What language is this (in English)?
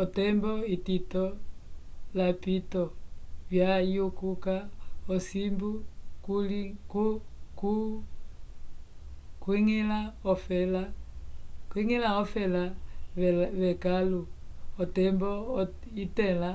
Umbundu